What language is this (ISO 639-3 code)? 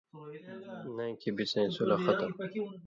mvy